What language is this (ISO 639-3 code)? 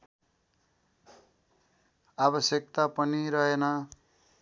nep